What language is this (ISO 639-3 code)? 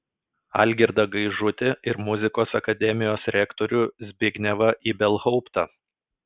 lit